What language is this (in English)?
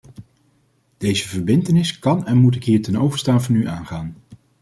Dutch